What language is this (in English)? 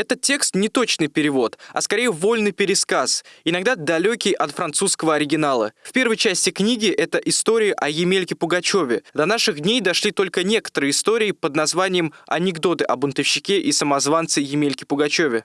Russian